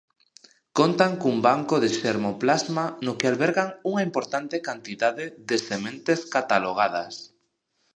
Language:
Galician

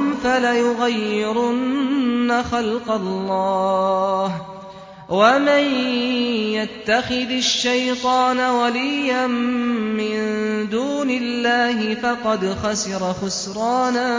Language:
Arabic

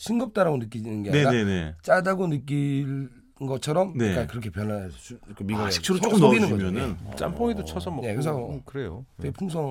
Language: Korean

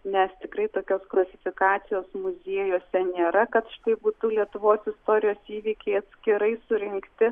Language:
Lithuanian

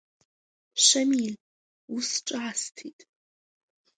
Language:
Abkhazian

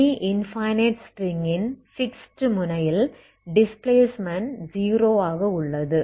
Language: Tamil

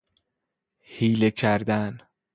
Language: Persian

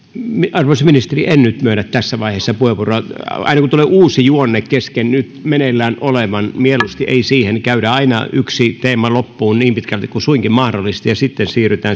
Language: Finnish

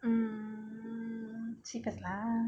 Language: English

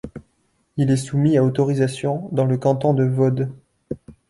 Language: French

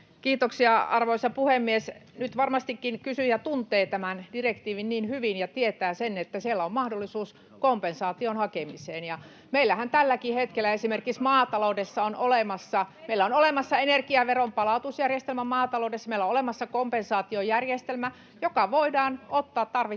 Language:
Finnish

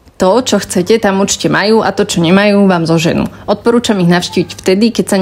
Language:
Slovak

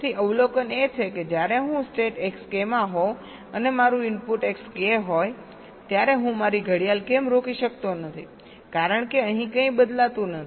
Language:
Gujarati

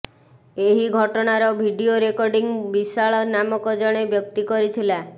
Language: Odia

